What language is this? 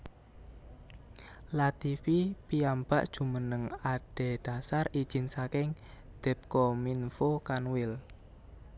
Javanese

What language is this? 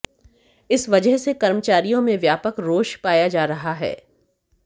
Hindi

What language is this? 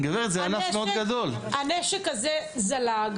Hebrew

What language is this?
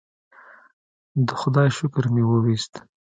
Pashto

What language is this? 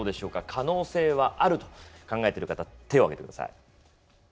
Japanese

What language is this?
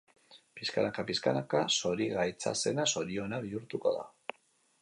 Basque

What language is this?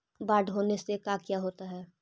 Magahi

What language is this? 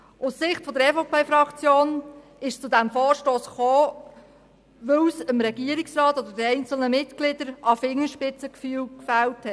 Swiss German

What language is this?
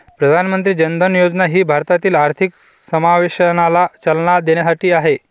Marathi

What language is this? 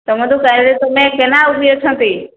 Odia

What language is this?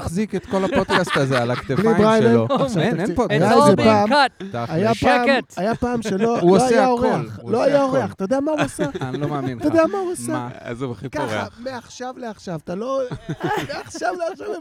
Hebrew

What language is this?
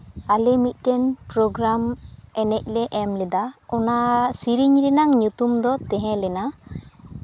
Santali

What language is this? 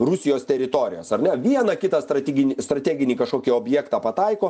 Lithuanian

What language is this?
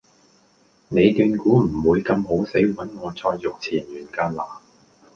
Cantonese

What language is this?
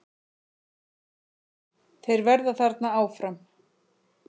Icelandic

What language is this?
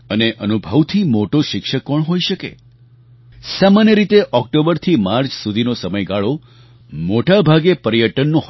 Gujarati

